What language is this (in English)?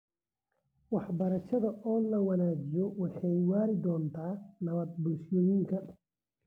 Somali